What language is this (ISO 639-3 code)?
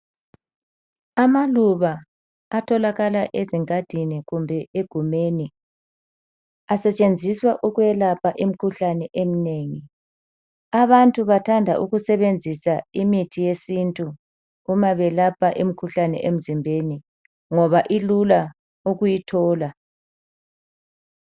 nde